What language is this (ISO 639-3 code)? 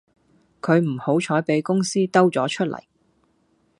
yue